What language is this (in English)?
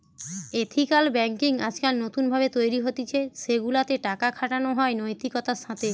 Bangla